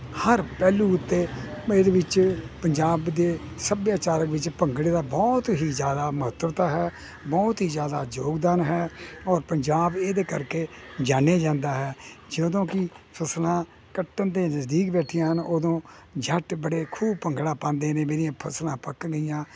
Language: Punjabi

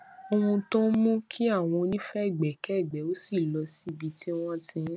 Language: Yoruba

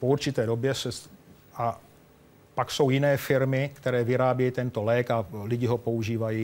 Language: Czech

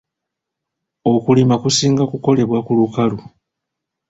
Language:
Ganda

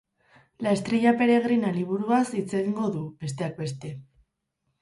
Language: Basque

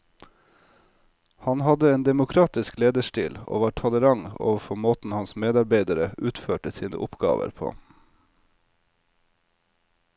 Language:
Norwegian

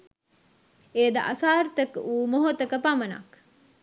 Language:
Sinhala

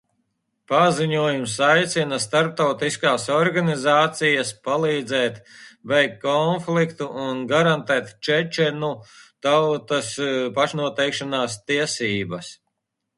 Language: Latvian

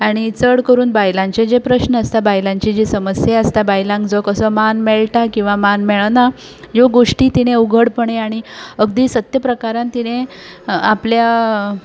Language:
Konkani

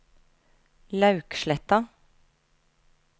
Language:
Norwegian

